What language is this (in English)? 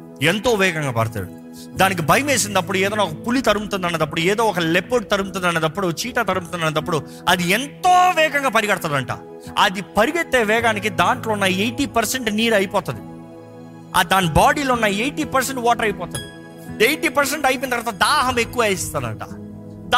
Telugu